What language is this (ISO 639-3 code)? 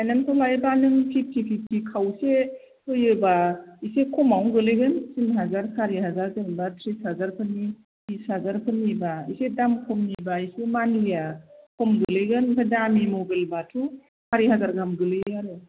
brx